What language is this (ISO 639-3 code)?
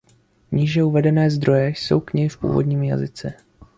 ces